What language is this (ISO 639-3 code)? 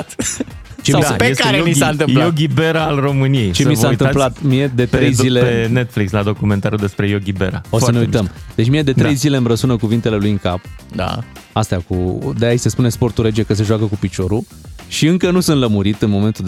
ron